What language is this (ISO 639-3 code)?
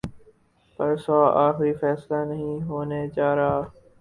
urd